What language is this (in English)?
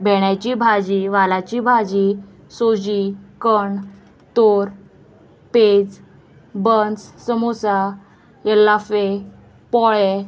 Konkani